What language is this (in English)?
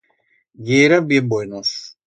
Aragonese